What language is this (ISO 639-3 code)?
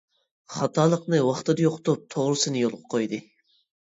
uig